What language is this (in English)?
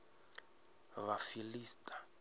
Venda